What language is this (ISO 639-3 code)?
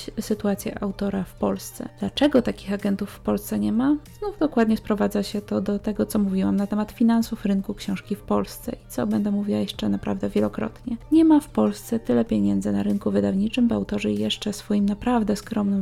pol